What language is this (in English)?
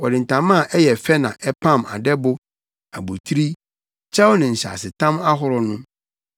Akan